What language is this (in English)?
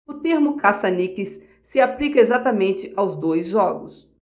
Portuguese